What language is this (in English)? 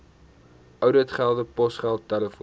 Afrikaans